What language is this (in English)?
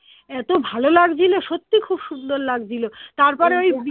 Bangla